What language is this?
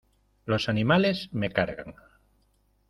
Spanish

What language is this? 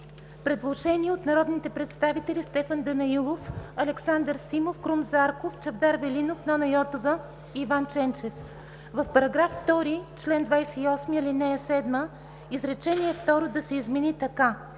Bulgarian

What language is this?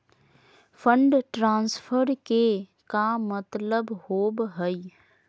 Magahi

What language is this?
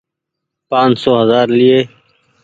Goaria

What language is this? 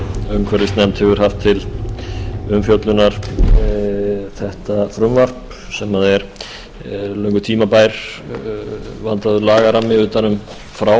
Icelandic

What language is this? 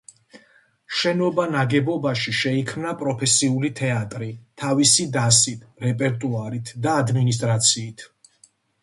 Georgian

